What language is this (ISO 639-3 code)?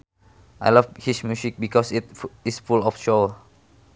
sun